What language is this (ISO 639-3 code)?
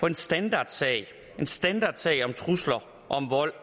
dan